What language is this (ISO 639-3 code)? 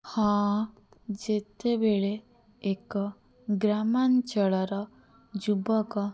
ori